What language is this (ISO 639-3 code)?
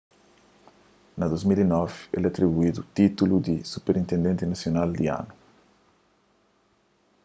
kea